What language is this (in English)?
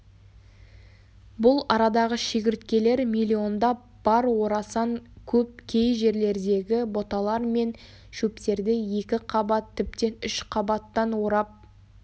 Kazakh